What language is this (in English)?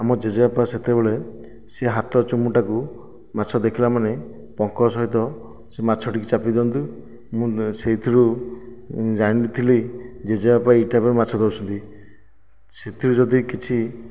Odia